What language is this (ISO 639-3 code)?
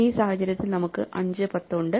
mal